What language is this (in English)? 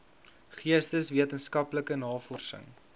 Afrikaans